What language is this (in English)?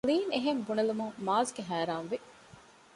Divehi